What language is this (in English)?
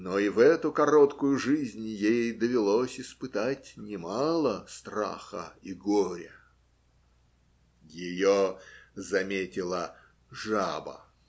Russian